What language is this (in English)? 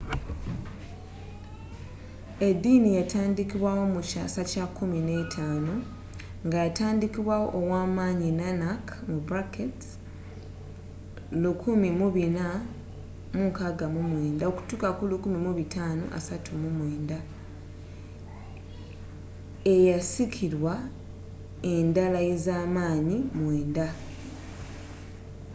Ganda